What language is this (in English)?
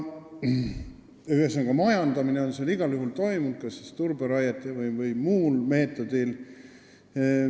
Estonian